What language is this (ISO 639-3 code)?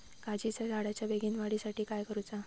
mar